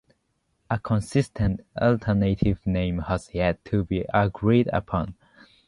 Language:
English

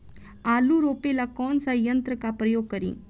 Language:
Bhojpuri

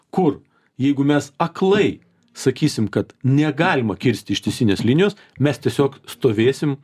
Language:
Lithuanian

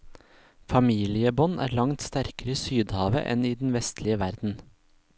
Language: Norwegian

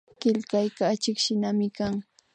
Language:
Imbabura Highland Quichua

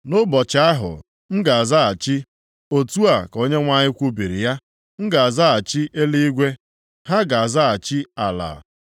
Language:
Igbo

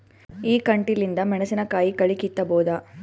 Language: Kannada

